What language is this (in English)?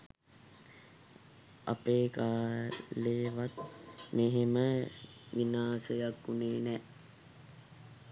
Sinhala